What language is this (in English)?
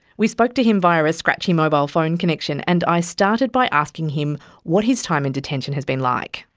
English